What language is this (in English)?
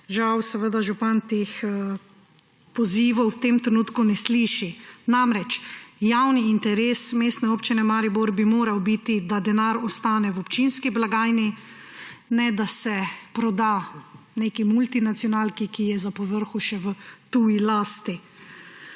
Slovenian